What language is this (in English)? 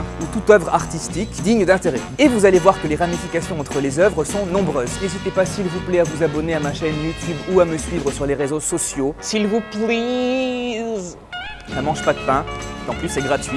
French